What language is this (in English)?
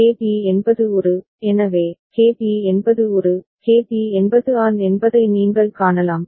Tamil